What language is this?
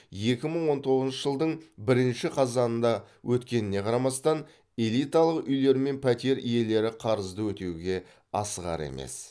Kazakh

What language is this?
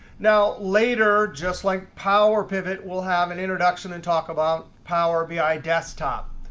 English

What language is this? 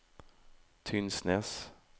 Norwegian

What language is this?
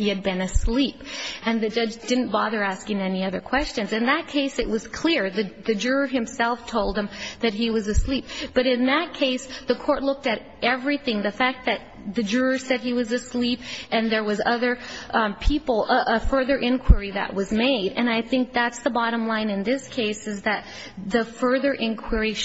English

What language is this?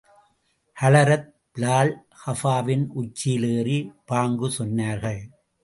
Tamil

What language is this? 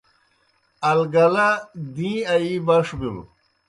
Kohistani Shina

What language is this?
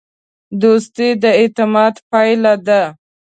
Pashto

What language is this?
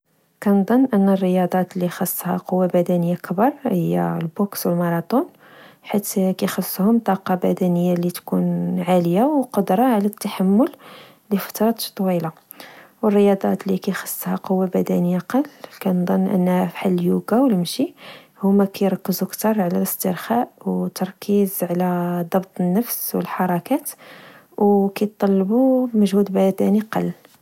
Moroccan Arabic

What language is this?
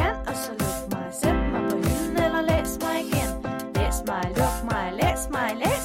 Danish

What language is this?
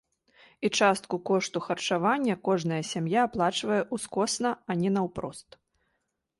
Belarusian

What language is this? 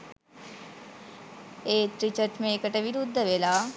Sinhala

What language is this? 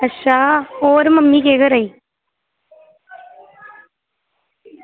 Dogri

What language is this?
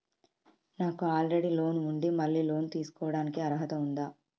Telugu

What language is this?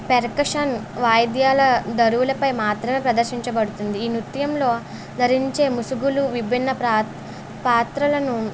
Telugu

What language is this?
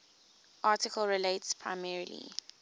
English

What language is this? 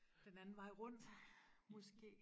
Danish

